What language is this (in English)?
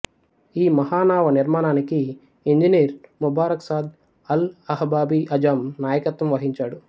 Telugu